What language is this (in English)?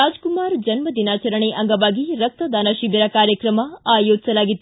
Kannada